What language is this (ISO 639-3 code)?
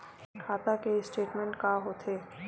hne